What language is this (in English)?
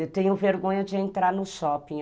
Portuguese